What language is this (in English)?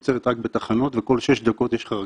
Hebrew